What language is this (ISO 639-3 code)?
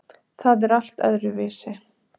isl